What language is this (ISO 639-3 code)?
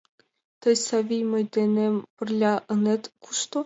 chm